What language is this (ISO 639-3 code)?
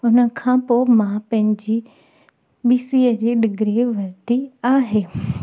snd